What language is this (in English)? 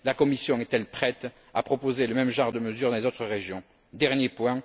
French